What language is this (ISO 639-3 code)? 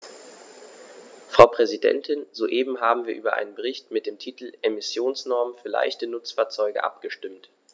deu